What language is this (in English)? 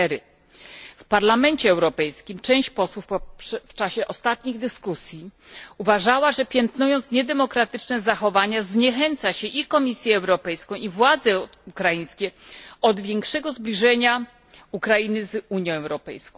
Polish